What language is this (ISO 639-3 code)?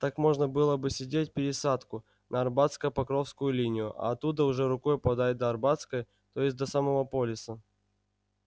rus